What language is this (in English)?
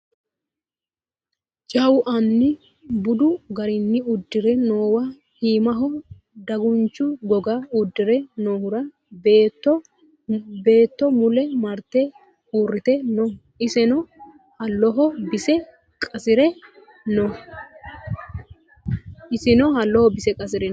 Sidamo